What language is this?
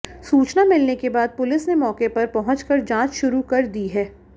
Hindi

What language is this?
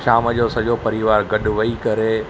Sindhi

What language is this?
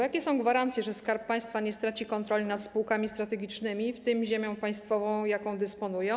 Polish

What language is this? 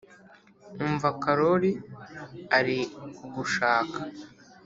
Kinyarwanda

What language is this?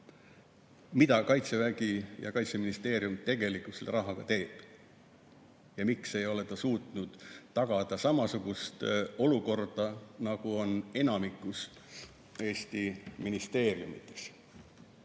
Estonian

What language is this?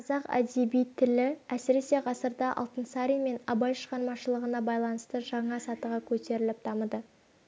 Kazakh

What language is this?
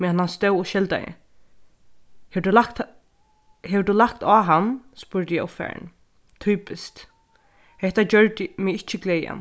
Faroese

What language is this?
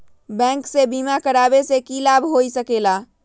Magahi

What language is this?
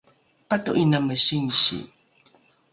Rukai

